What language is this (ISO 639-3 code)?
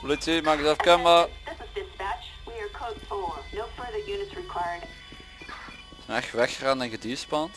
nld